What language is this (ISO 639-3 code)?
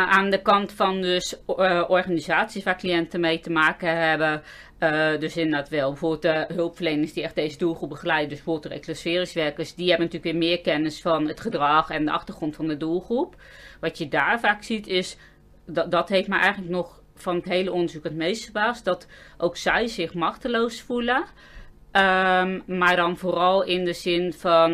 nld